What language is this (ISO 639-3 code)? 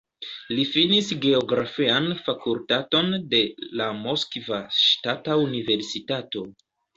epo